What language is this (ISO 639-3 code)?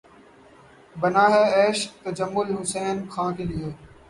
urd